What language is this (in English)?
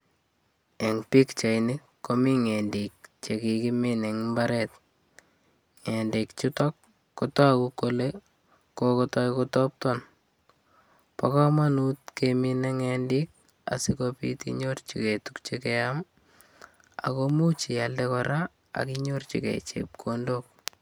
Kalenjin